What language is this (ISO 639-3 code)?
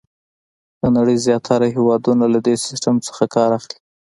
pus